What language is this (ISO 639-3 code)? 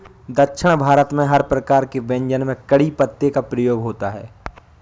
hin